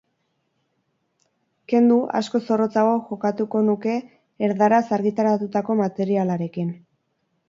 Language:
Basque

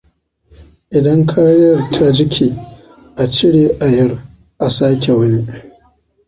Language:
Hausa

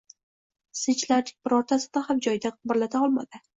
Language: Uzbek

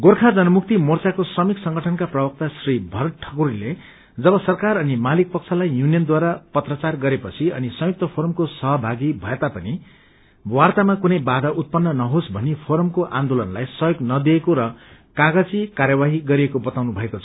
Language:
Nepali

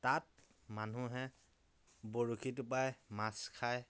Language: Assamese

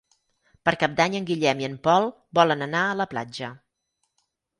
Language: Catalan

